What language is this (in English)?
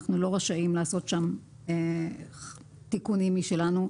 Hebrew